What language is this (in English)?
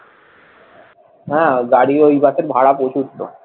Bangla